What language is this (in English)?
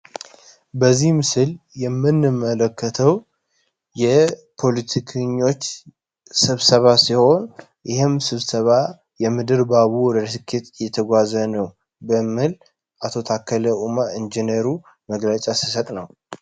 Amharic